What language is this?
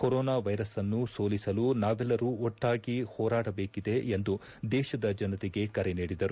Kannada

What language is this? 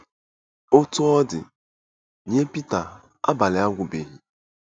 Igbo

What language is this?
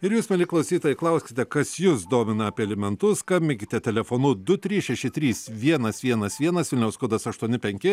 Lithuanian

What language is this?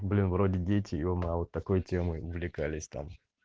Russian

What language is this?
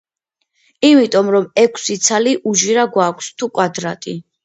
Georgian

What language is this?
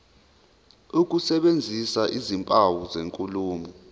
Zulu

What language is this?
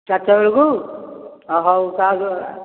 Odia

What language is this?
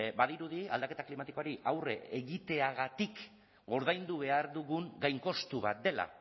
Basque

